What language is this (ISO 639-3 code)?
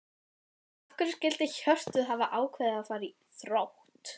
isl